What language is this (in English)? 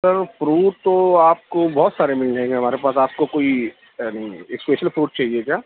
Urdu